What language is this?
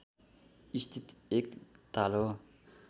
Nepali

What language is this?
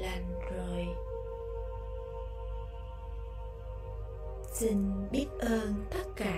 Vietnamese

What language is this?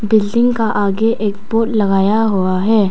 Hindi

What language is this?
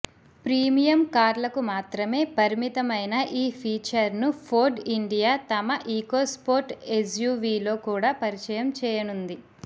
Telugu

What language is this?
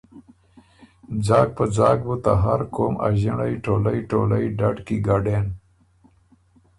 Ormuri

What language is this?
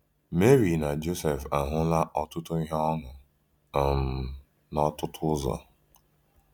Igbo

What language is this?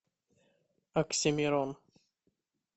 Russian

